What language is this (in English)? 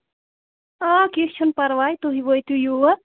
Kashmiri